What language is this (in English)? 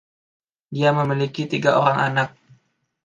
Indonesian